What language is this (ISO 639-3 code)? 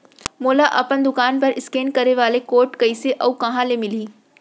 hne